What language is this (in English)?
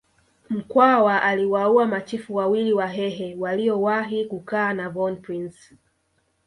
Swahili